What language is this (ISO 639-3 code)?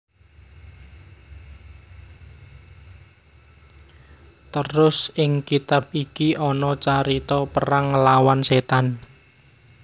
jav